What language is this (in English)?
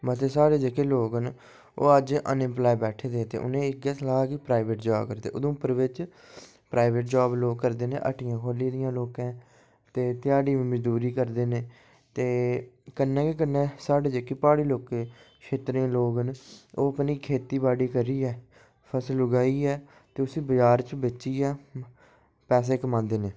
Dogri